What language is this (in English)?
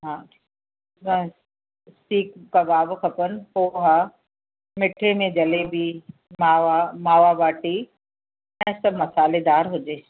Sindhi